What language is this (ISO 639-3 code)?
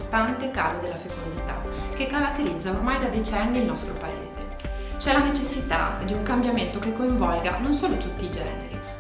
ita